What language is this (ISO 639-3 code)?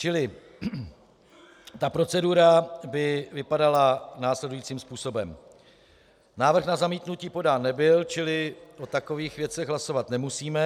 ces